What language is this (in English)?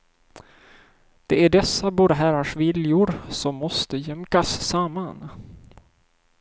Swedish